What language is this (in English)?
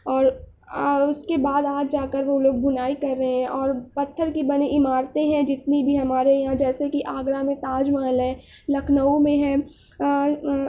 Urdu